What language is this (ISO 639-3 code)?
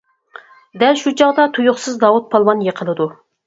uig